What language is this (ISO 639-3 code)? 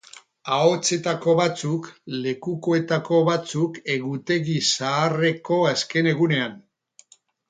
eus